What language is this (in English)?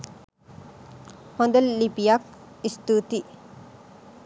Sinhala